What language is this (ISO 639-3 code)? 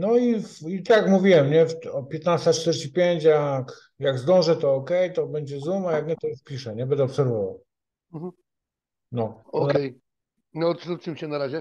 pol